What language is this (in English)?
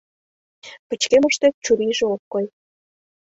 Mari